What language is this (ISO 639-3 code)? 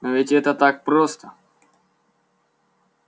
rus